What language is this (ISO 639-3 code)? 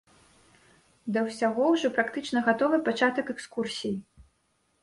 bel